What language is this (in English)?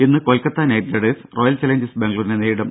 Malayalam